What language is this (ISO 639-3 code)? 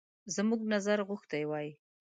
pus